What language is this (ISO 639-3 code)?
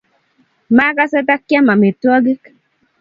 kln